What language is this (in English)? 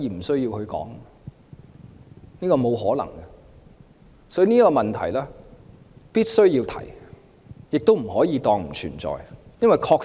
Cantonese